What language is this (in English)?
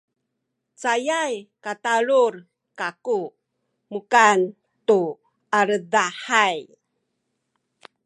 Sakizaya